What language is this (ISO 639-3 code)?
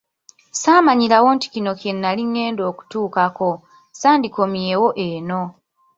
lug